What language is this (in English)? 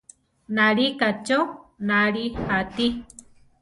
Central Tarahumara